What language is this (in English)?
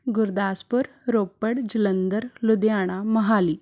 Punjabi